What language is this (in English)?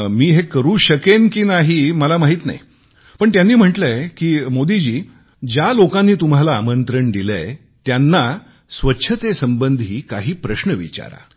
Marathi